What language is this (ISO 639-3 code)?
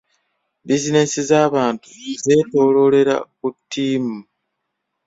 lug